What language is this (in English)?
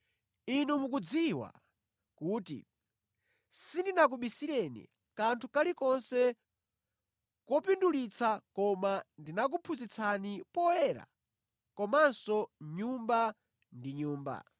Nyanja